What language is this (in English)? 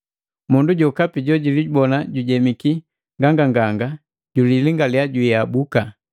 Matengo